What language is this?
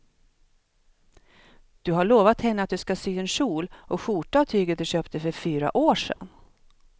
Swedish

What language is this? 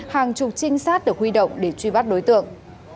Vietnamese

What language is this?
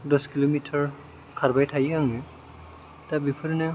Bodo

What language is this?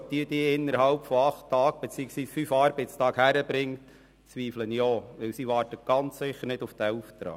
Swiss German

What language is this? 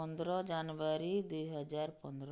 Odia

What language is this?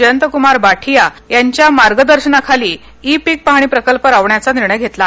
Marathi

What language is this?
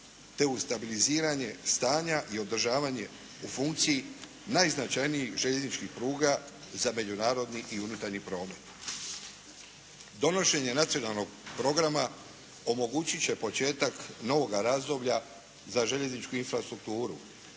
Croatian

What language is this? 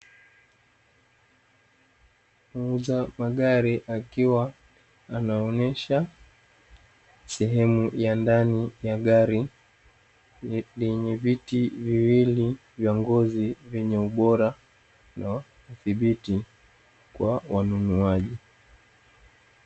Swahili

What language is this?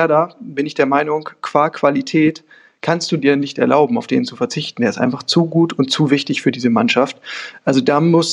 German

